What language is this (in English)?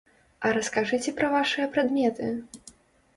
Belarusian